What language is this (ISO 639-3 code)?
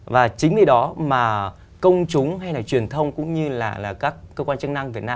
vie